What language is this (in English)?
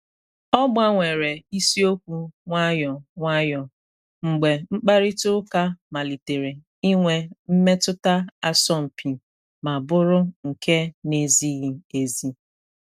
Igbo